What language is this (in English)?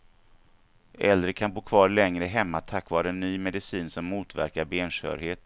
Swedish